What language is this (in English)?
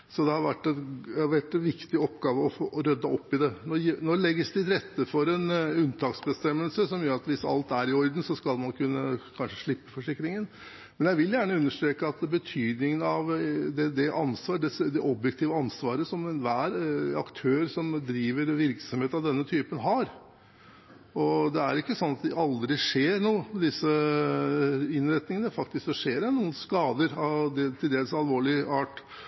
Norwegian Bokmål